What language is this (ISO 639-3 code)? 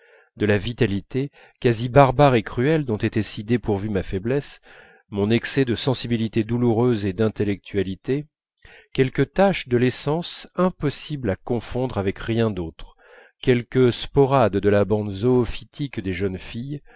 fra